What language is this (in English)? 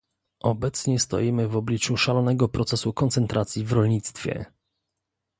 Polish